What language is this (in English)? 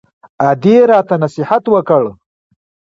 Pashto